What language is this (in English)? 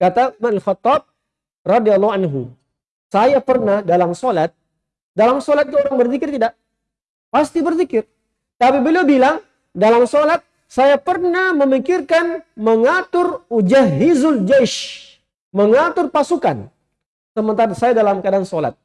Indonesian